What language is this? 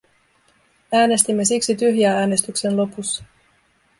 Finnish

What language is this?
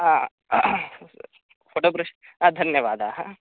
Sanskrit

